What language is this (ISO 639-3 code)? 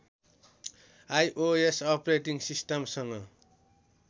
nep